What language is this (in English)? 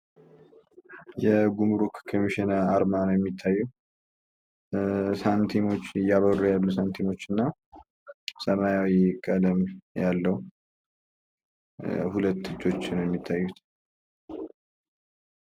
Amharic